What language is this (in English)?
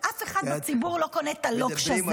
Hebrew